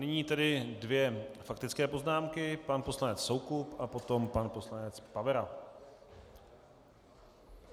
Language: Czech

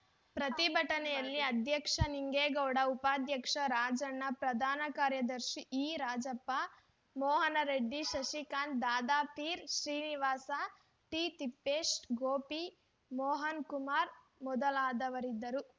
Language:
Kannada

